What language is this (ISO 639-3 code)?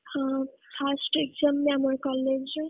ori